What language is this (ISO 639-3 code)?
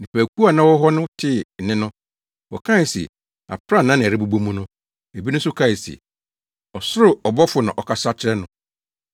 aka